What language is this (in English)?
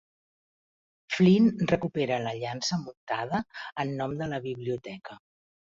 Catalan